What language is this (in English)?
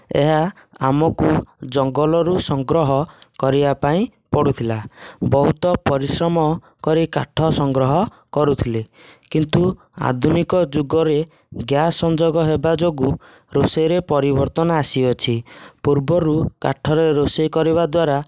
Odia